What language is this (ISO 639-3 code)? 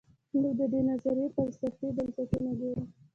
pus